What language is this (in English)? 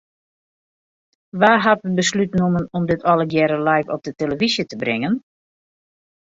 Western Frisian